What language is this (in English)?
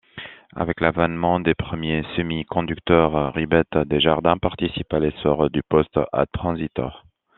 French